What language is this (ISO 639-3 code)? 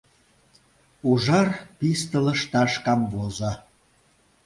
chm